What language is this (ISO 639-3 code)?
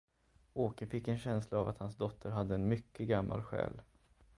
swe